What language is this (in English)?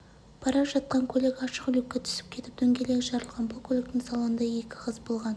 Kazakh